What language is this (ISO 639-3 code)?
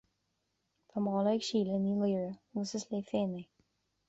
gle